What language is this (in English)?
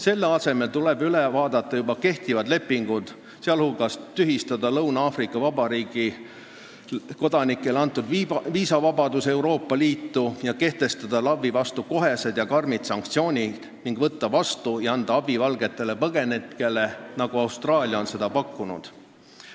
Estonian